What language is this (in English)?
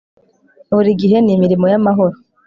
Kinyarwanda